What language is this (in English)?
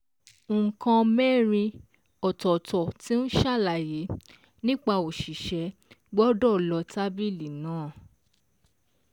Yoruba